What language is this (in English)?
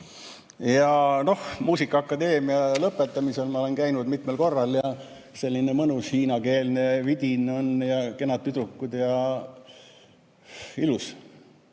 Estonian